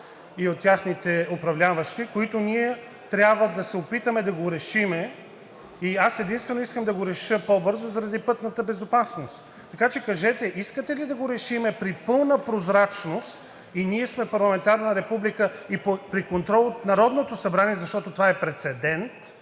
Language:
Bulgarian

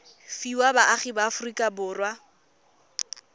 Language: Tswana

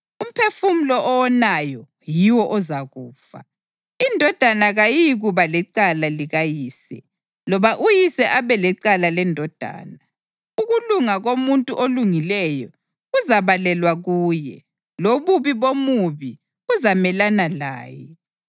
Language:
North Ndebele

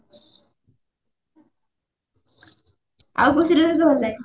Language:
Odia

